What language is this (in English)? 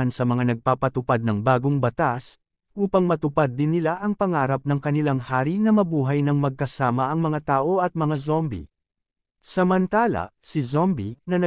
Filipino